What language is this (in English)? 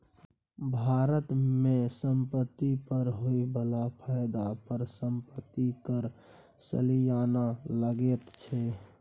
Maithili